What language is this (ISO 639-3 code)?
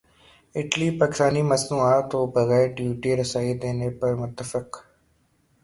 urd